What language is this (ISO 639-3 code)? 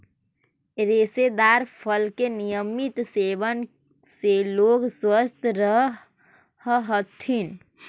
mag